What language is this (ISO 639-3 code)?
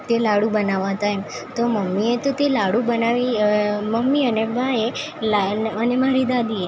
guj